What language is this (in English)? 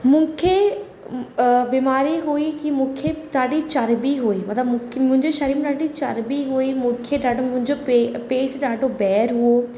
Sindhi